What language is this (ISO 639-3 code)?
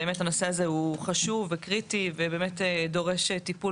heb